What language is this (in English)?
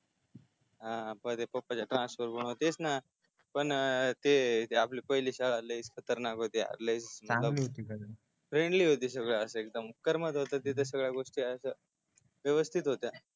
Marathi